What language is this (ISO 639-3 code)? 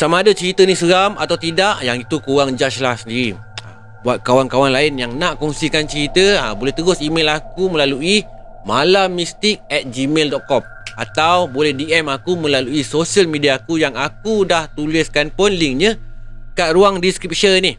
msa